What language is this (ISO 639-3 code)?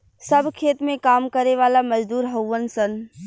bho